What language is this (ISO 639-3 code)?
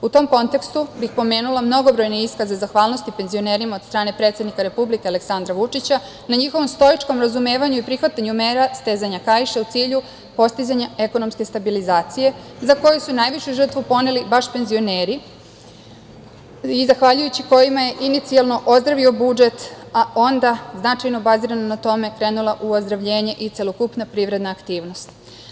srp